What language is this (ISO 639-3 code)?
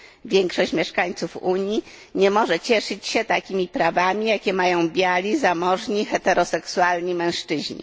pol